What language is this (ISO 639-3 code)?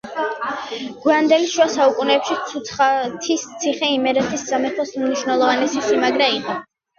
kat